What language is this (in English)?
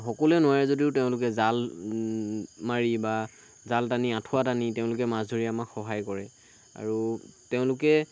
Assamese